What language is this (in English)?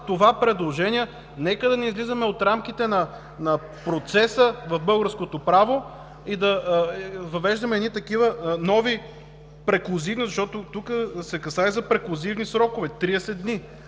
Bulgarian